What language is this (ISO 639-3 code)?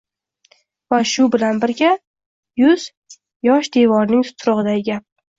uzb